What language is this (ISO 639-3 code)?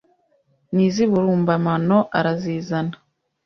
kin